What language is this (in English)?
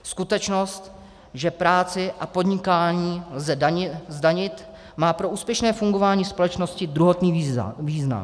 Czech